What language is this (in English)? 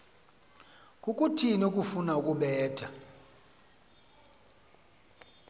Xhosa